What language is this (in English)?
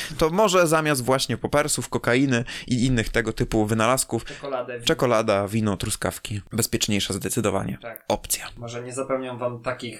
Polish